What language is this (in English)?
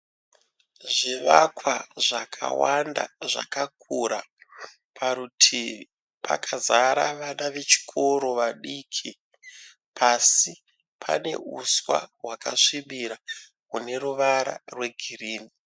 Shona